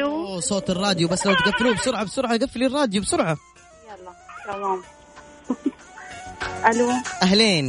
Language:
Arabic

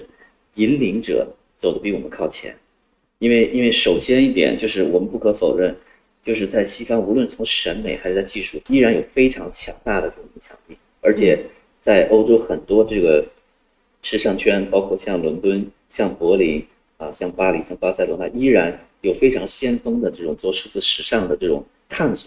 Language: Chinese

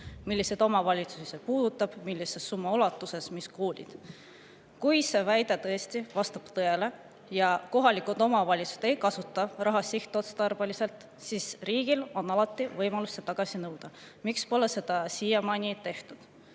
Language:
Estonian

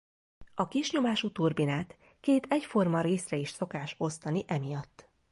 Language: Hungarian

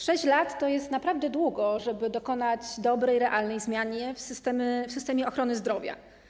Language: Polish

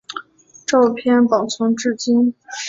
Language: Chinese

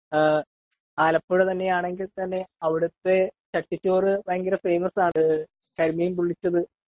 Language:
Malayalam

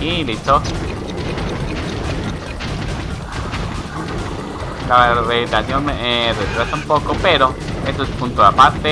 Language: Spanish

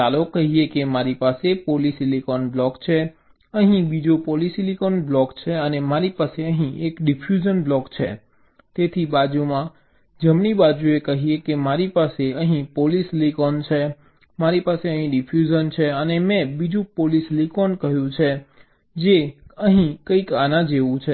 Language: Gujarati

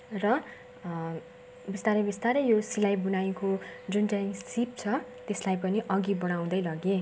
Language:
Nepali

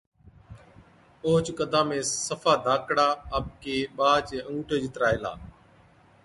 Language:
Od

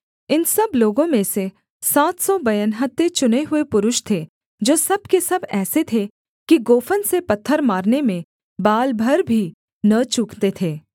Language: Hindi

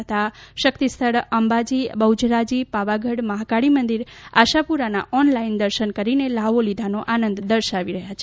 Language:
Gujarati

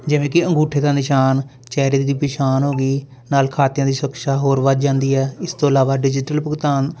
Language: Punjabi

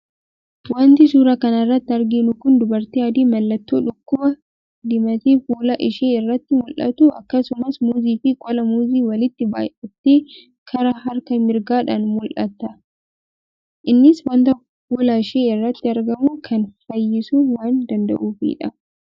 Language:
Oromo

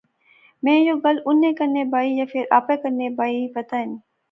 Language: Pahari-Potwari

